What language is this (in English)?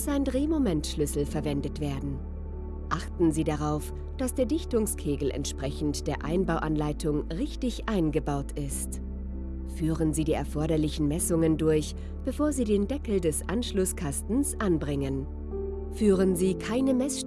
German